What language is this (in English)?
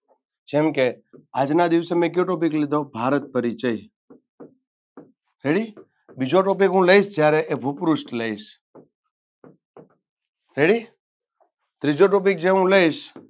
Gujarati